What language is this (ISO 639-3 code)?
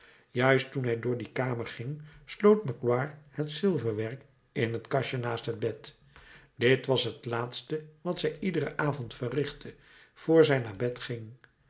nld